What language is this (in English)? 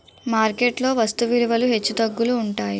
Telugu